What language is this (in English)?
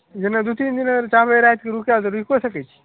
Maithili